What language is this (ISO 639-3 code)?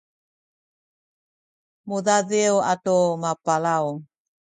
szy